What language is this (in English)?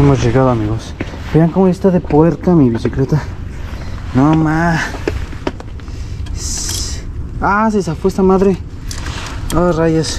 Spanish